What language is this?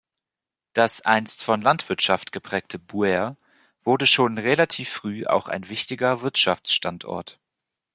German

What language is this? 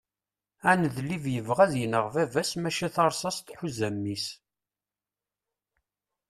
Kabyle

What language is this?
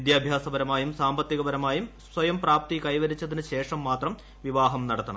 Malayalam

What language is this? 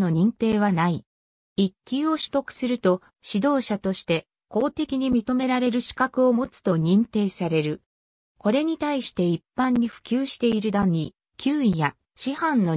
Japanese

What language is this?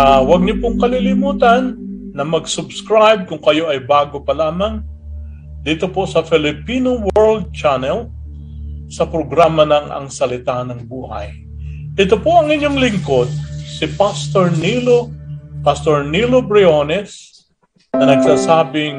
Filipino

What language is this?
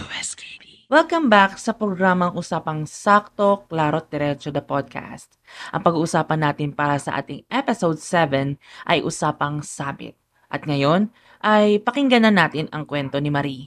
Filipino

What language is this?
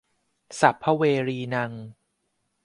Thai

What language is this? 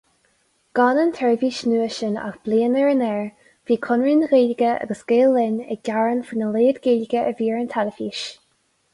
Irish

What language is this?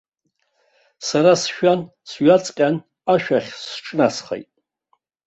Abkhazian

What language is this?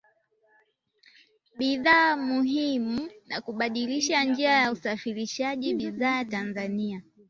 Swahili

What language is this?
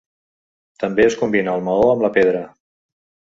Catalan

